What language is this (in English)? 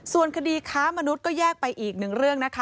Thai